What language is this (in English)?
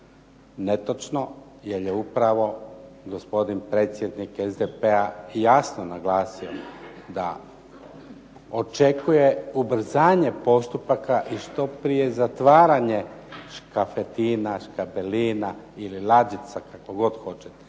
Croatian